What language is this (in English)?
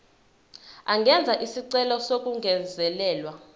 Zulu